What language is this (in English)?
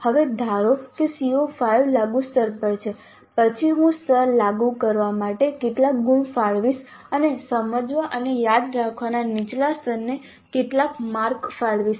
Gujarati